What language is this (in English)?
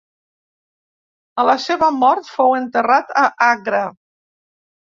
Catalan